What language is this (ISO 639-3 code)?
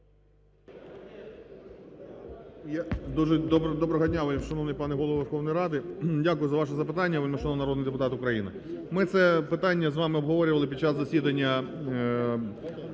ukr